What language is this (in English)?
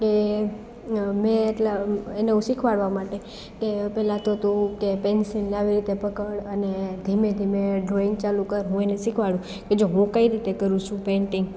Gujarati